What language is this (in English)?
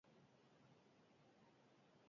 Basque